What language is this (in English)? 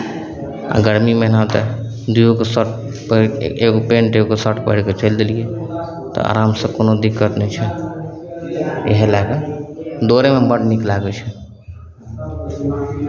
Maithili